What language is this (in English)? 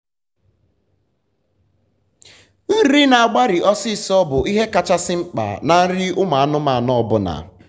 Igbo